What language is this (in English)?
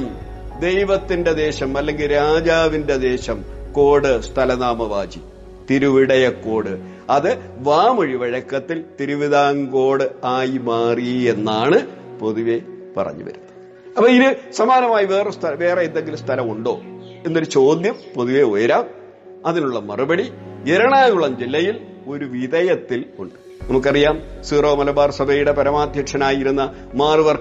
Malayalam